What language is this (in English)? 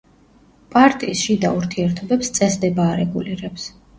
Georgian